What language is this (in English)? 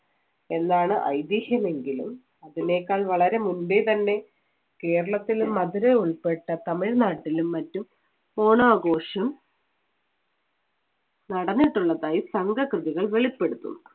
Malayalam